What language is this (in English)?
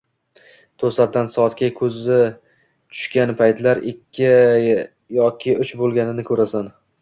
Uzbek